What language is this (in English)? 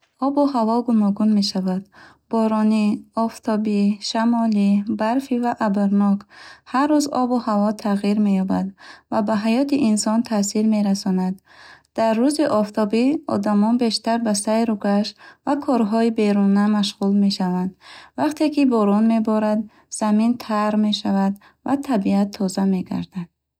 Bukharic